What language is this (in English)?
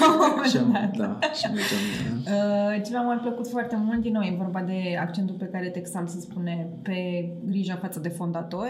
Romanian